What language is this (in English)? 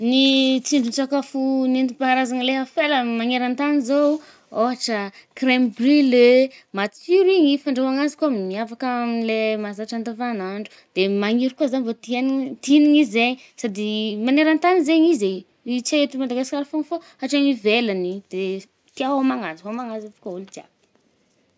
Northern Betsimisaraka Malagasy